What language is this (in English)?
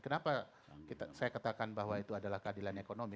Indonesian